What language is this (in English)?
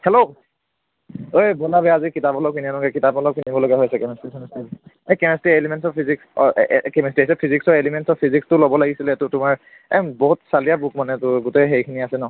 Assamese